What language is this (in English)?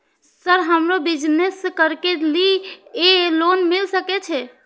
Maithili